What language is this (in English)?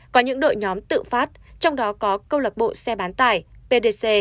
Vietnamese